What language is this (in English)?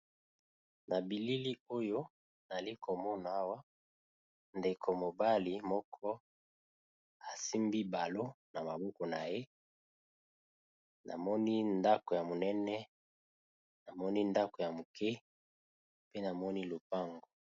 Lingala